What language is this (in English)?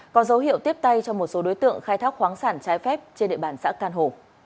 Vietnamese